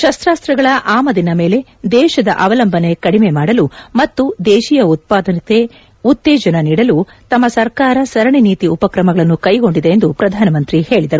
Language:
Kannada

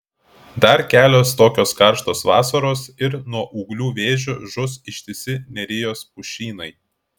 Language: Lithuanian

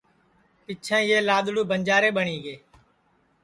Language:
Sansi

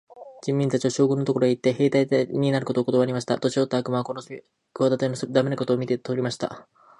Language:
Japanese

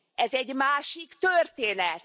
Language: Hungarian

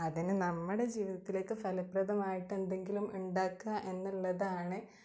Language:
Malayalam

